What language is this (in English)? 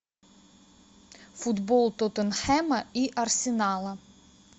Russian